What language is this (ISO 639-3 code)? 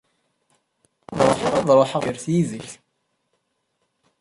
kab